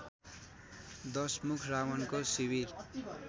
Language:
Nepali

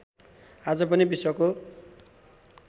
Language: Nepali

